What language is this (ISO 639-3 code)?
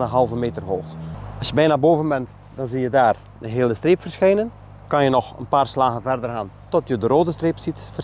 nld